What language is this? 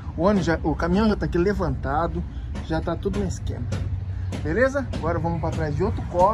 Portuguese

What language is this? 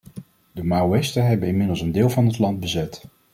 Dutch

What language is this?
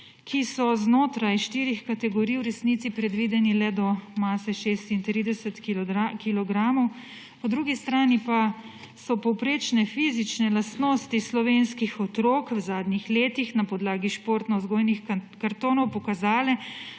Slovenian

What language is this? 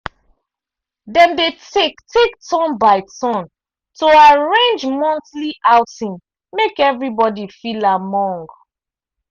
Nigerian Pidgin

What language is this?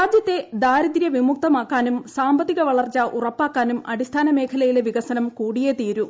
Malayalam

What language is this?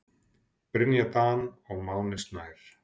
Icelandic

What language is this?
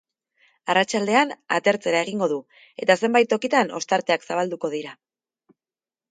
Basque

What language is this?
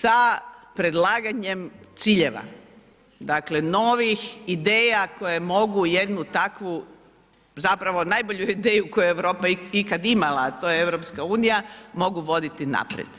Croatian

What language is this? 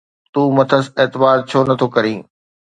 Sindhi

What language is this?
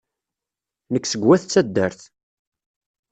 Kabyle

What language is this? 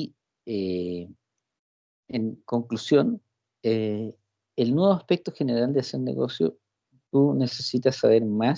Spanish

